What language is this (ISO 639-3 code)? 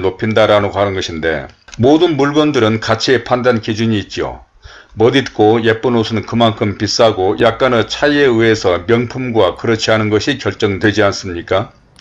kor